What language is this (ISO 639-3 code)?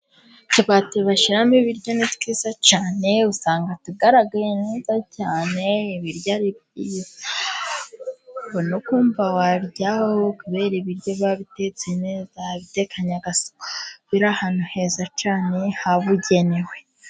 kin